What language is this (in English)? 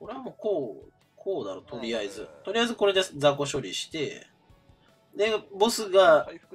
Japanese